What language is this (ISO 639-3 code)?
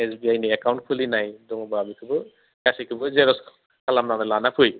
brx